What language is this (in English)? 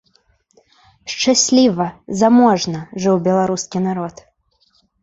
Belarusian